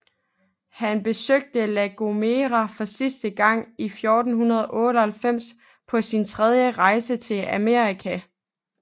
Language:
Danish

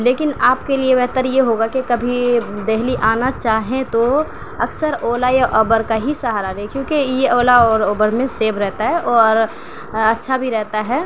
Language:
Urdu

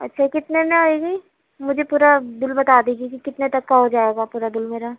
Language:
Urdu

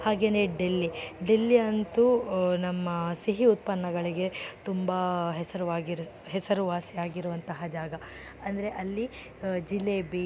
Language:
Kannada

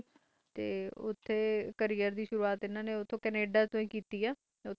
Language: Punjabi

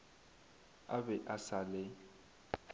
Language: Northern Sotho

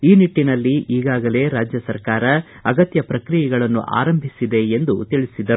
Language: Kannada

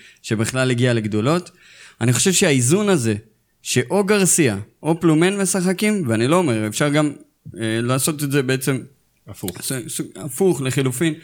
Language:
Hebrew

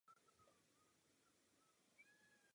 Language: Czech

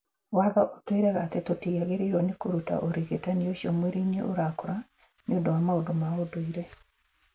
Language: Kikuyu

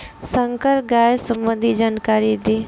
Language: Bhojpuri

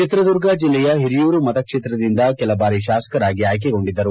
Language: Kannada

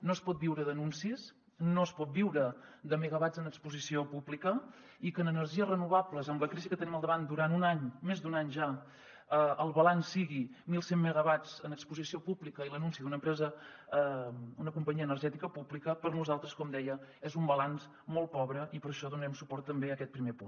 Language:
Catalan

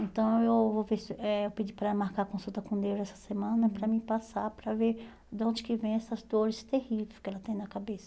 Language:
Portuguese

